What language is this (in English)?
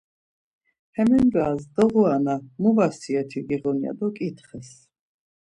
Laz